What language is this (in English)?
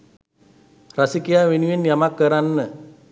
Sinhala